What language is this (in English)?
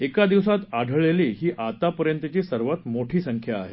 Marathi